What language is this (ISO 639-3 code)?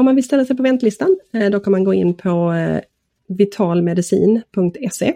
swe